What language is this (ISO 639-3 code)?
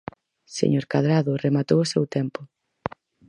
glg